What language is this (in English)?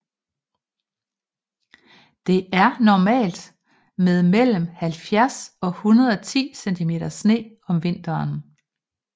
Danish